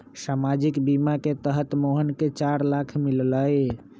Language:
Magahi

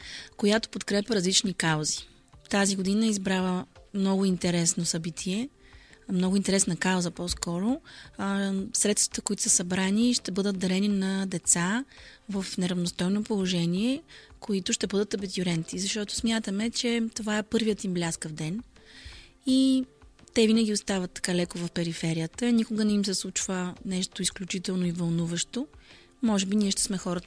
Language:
Bulgarian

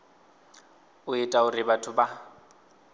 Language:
Venda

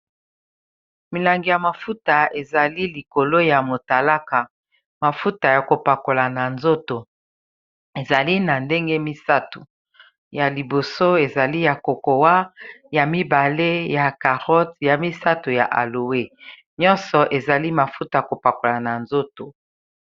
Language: Lingala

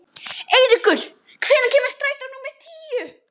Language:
Icelandic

